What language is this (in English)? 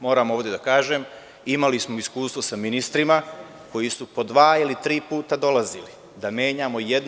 Serbian